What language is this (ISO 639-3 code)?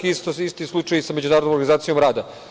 srp